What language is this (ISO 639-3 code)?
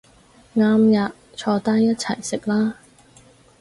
yue